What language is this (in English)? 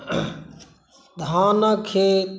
Maithili